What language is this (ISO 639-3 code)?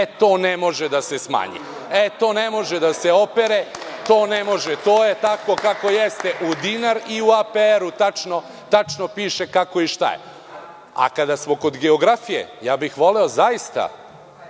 srp